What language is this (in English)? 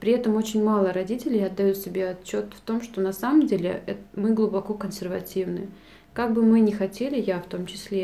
Russian